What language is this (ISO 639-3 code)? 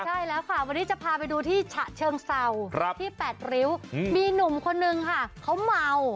tha